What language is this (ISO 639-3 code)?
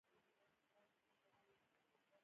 pus